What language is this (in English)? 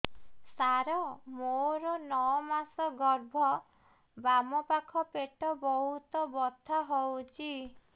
Odia